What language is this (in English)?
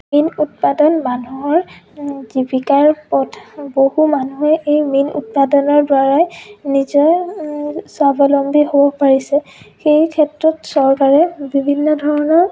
Assamese